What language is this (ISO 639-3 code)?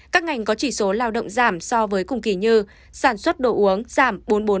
vie